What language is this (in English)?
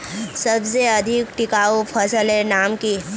Magahi